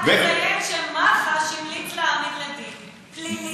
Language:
Hebrew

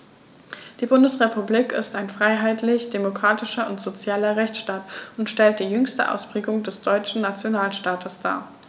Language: German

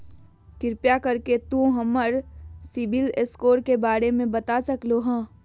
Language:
Magahi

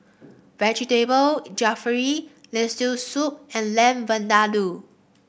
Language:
English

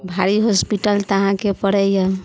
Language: Maithili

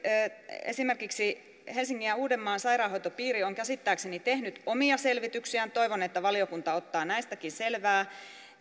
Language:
Finnish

